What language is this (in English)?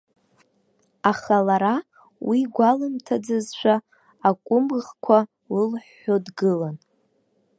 Abkhazian